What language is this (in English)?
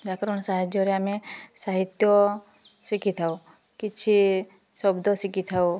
Odia